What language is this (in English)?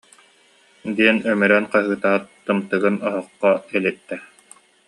Yakut